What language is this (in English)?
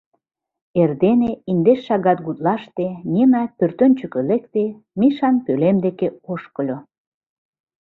Mari